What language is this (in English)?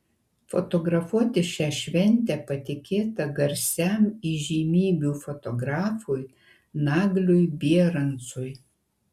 Lithuanian